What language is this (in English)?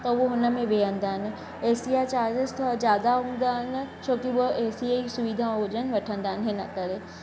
Sindhi